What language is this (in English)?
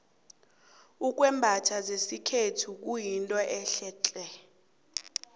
South Ndebele